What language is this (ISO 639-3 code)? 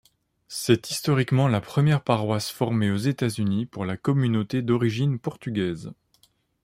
fra